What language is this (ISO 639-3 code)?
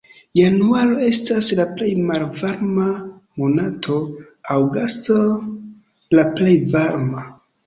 epo